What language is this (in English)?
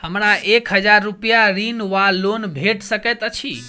Maithili